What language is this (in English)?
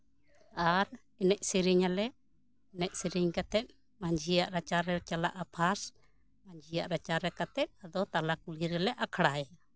Santali